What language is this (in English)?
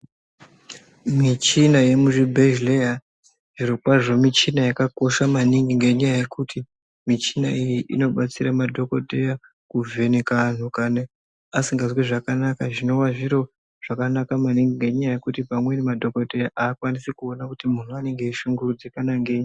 Ndau